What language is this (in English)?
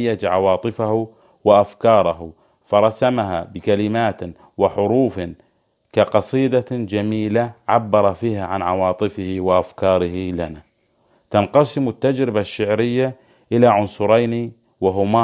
Arabic